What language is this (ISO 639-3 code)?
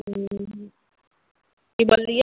mai